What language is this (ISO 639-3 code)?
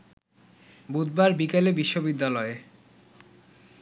ben